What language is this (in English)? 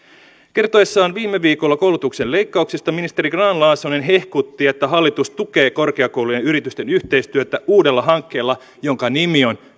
Finnish